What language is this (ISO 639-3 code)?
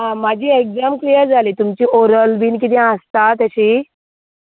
kok